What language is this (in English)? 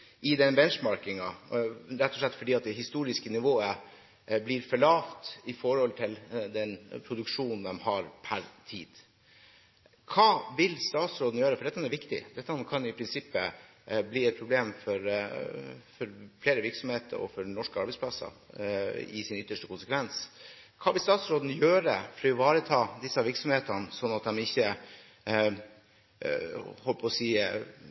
Norwegian